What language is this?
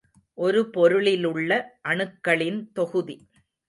Tamil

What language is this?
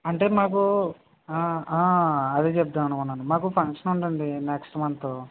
Telugu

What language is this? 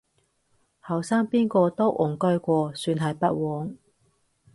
Cantonese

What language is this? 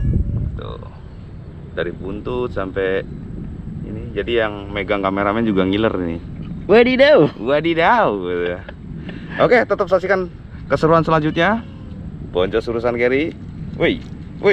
Indonesian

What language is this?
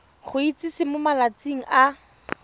Tswana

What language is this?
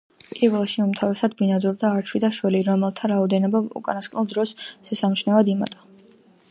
Georgian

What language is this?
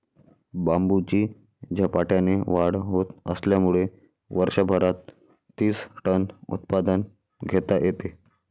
Marathi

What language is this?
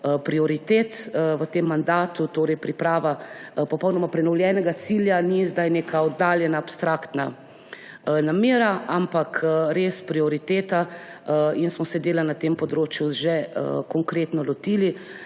Slovenian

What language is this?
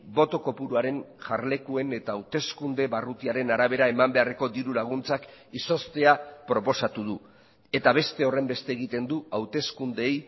Basque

